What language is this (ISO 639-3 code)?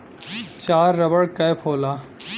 bho